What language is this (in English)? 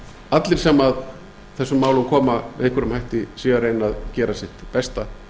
Icelandic